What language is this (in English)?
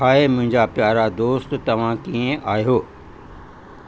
Sindhi